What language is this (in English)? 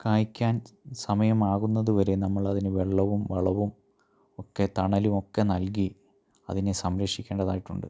Malayalam